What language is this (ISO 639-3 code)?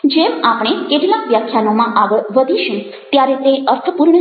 guj